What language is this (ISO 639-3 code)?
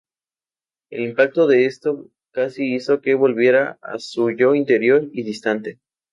spa